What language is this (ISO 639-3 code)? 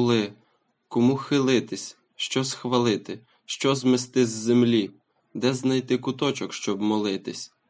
ukr